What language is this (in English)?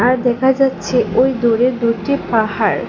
Bangla